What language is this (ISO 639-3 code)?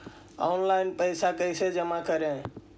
mag